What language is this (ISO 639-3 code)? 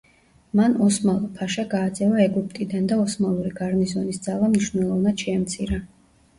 kat